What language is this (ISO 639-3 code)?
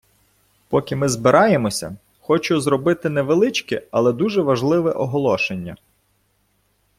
ukr